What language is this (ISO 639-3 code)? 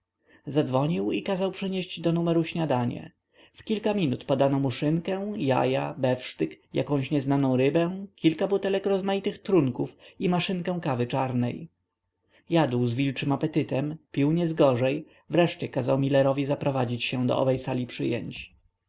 pol